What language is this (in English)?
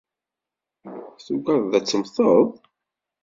Kabyle